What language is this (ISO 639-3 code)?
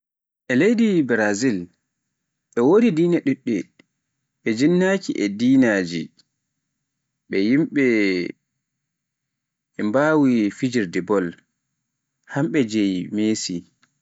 fuf